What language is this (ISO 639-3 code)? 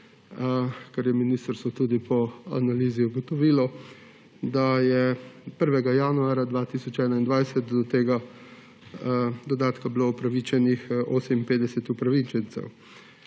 slv